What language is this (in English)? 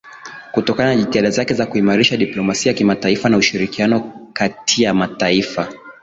Swahili